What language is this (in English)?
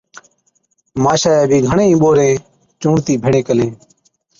Od